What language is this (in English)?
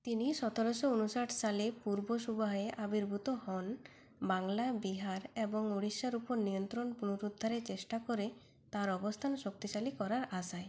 Bangla